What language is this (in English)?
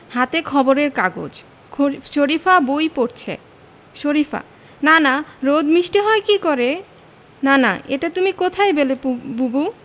Bangla